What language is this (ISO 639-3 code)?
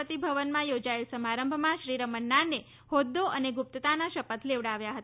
guj